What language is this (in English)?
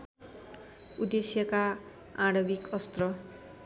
Nepali